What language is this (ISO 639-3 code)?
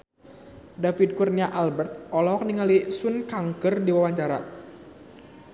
sun